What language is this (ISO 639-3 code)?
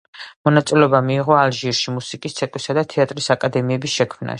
kat